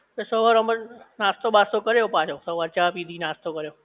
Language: Gujarati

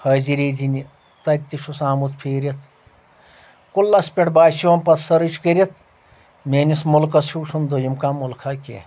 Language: Kashmiri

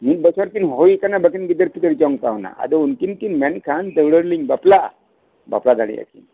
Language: Santali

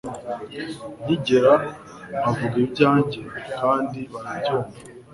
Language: Kinyarwanda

